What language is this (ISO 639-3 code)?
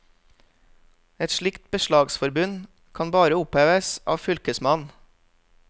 nor